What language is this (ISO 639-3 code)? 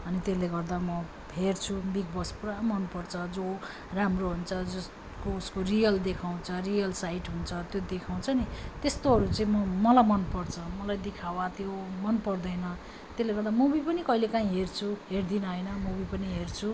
nep